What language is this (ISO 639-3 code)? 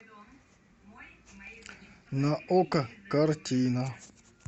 rus